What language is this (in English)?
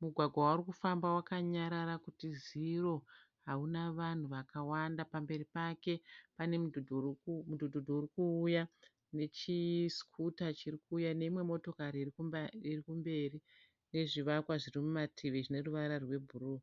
Shona